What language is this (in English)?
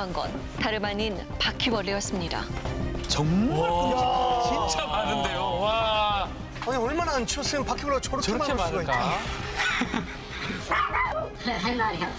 Korean